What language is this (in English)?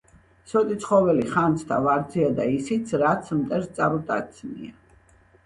Georgian